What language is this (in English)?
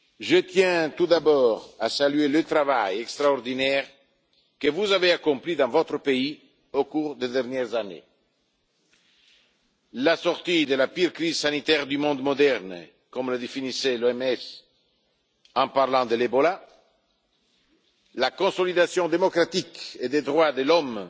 French